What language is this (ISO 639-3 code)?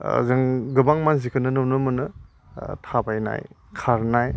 brx